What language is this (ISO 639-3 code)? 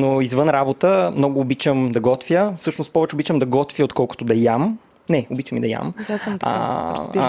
bul